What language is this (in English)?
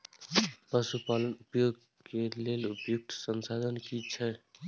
Maithili